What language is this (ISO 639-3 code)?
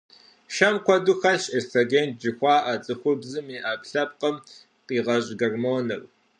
kbd